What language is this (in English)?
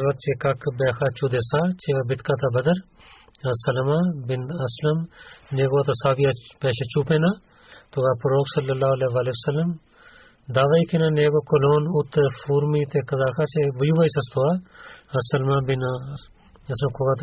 Bulgarian